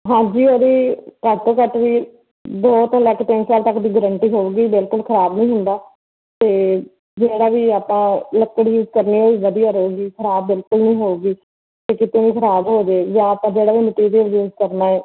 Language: Punjabi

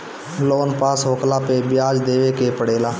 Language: Bhojpuri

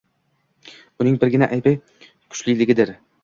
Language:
Uzbek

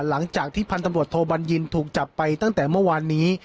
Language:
Thai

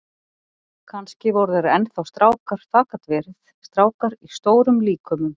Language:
Icelandic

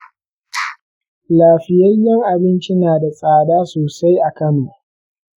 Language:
Hausa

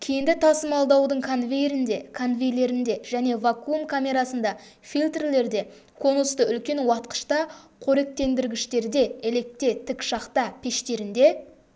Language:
Kazakh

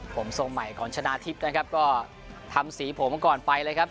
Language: Thai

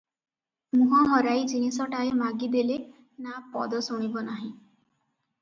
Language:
Odia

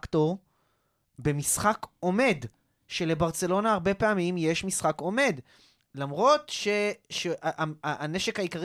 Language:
Hebrew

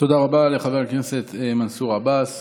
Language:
Hebrew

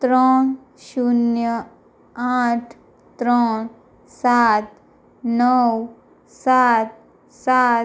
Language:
Gujarati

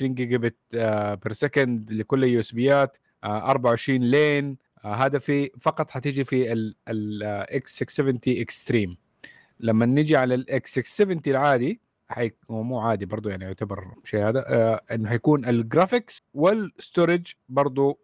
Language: Arabic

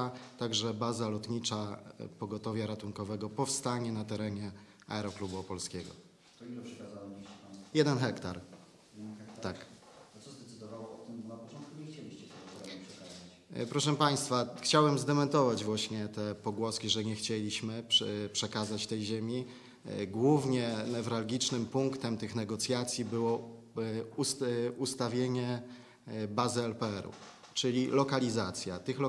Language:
Polish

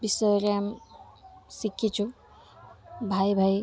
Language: Odia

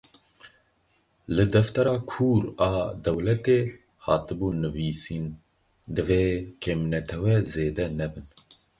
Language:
Kurdish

